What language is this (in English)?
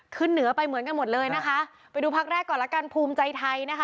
Thai